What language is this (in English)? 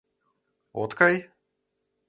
Mari